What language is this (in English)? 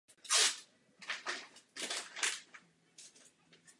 Czech